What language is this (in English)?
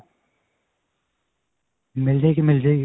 Punjabi